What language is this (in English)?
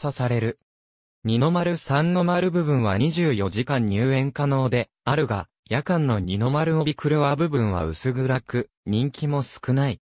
Japanese